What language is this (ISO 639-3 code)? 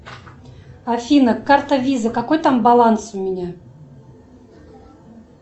rus